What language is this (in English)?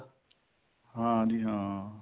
Punjabi